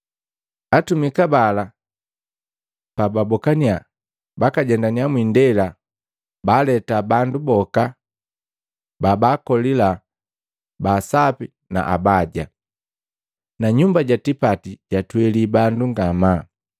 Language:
Matengo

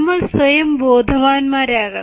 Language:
Malayalam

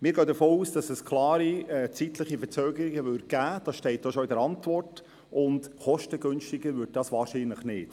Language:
Swiss German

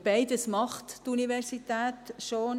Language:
Swiss German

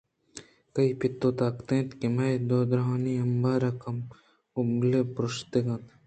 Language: Eastern Balochi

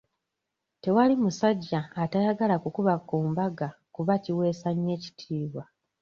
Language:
Ganda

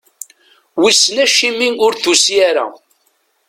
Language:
Kabyle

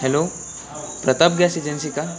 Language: Marathi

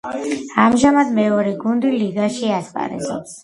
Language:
Georgian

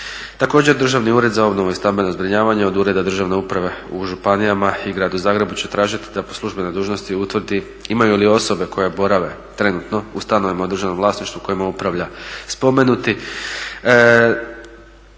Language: Croatian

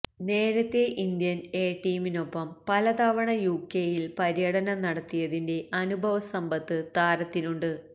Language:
Malayalam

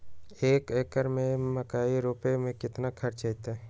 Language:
Magahi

